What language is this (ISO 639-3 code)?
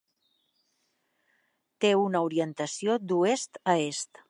cat